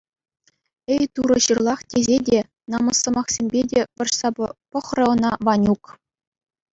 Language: Chuvash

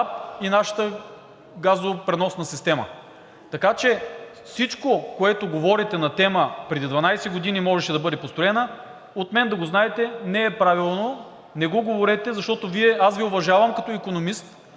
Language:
Bulgarian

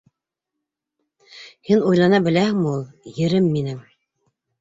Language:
Bashkir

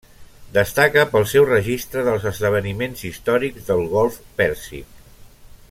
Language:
Catalan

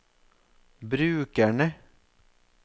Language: Norwegian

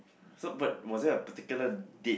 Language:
English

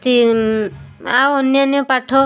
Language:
Odia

